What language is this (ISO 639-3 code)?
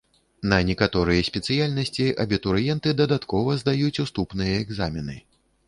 bel